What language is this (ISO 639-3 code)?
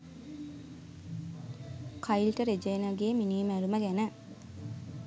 sin